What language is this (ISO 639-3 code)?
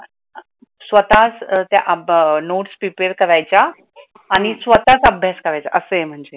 mar